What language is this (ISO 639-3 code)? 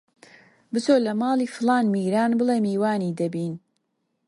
ckb